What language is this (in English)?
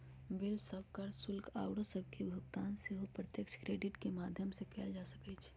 Magahi